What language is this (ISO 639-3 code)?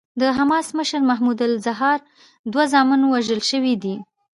pus